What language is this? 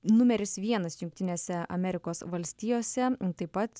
Lithuanian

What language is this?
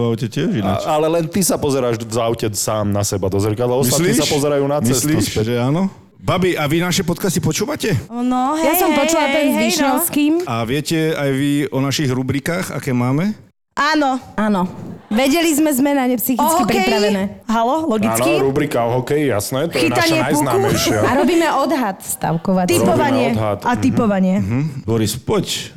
Slovak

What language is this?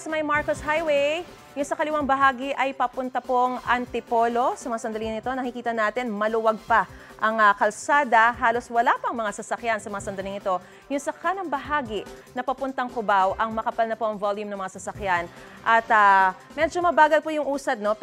Filipino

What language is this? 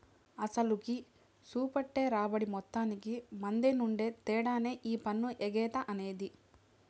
Telugu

